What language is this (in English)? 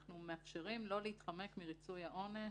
Hebrew